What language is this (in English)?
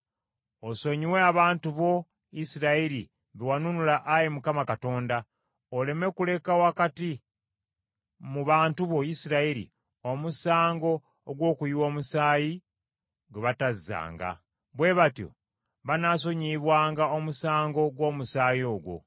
Ganda